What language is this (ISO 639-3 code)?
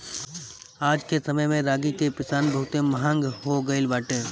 bho